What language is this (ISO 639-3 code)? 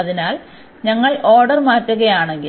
mal